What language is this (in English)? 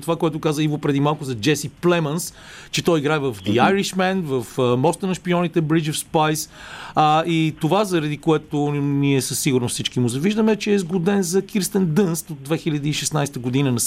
Bulgarian